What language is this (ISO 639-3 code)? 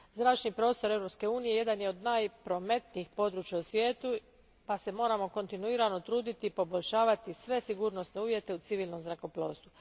hrv